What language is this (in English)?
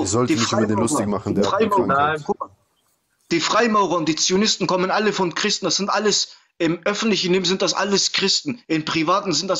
German